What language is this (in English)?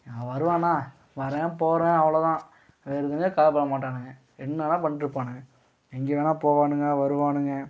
Tamil